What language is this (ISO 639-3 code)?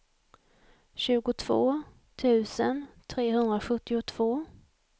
swe